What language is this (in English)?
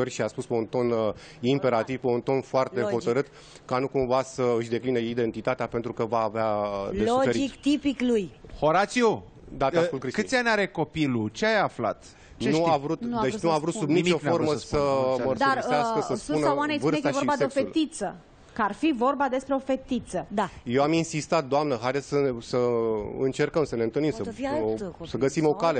Romanian